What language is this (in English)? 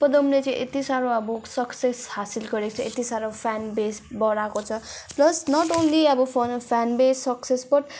Nepali